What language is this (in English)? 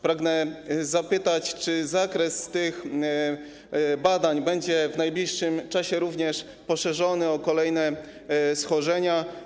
Polish